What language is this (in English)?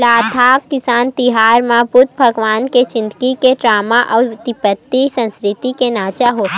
Chhattisgarhi